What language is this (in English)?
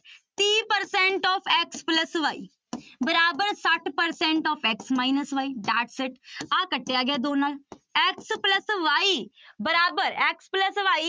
Punjabi